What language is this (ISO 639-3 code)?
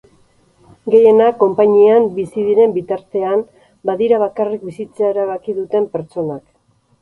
eus